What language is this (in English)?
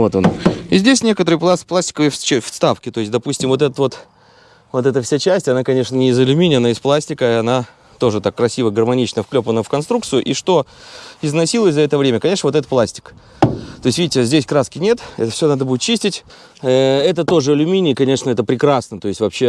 Russian